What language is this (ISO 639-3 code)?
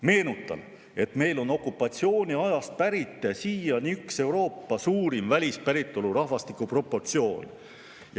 est